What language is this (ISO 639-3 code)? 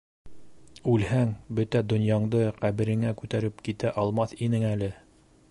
bak